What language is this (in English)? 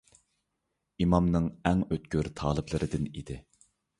Uyghur